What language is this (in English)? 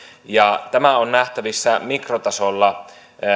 Finnish